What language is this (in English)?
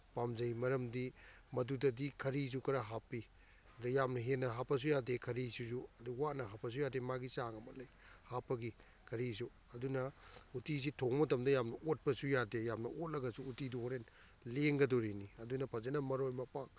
Manipuri